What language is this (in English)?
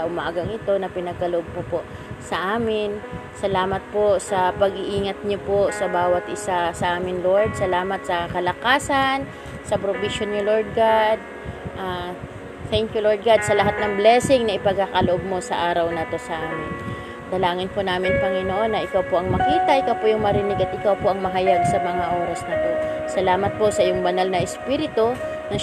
Filipino